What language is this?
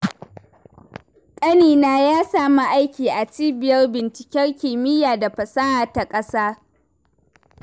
Hausa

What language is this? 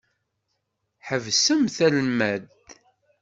Kabyle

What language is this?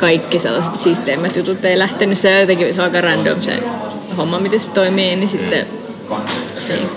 Finnish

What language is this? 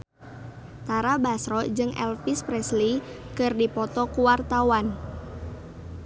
Sundanese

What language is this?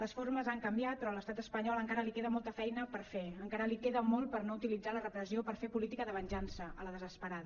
Catalan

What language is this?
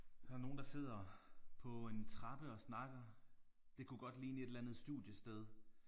Danish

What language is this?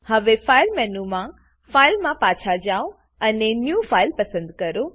Gujarati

